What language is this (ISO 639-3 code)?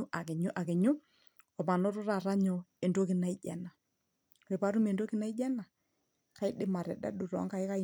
mas